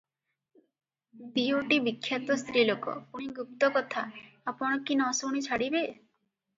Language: Odia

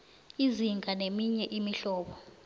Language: South Ndebele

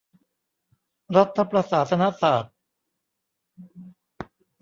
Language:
Thai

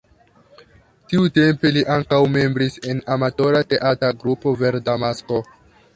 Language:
Esperanto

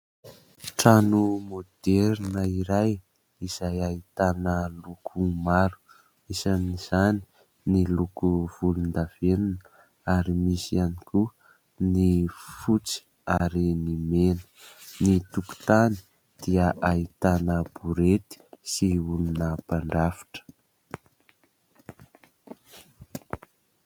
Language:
Malagasy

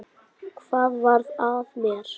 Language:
Icelandic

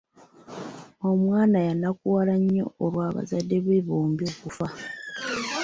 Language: Ganda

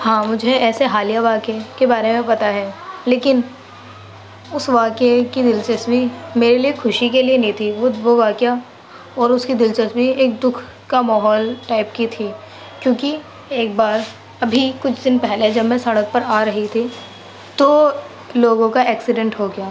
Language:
Urdu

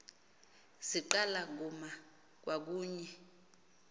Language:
Xhosa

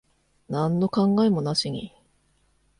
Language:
Japanese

